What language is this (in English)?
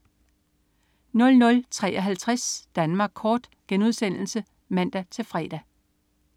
Danish